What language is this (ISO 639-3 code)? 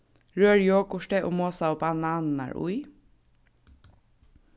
fao